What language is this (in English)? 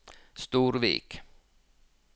Norwegian